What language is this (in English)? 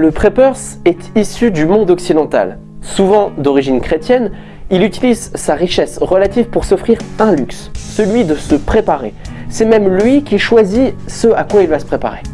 French